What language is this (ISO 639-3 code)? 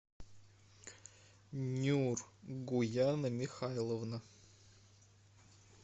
rus